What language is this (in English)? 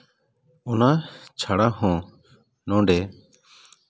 Santali